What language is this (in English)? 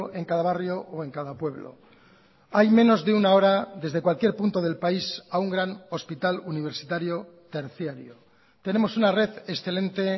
Spanish